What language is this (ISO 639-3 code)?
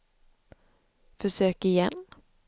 swe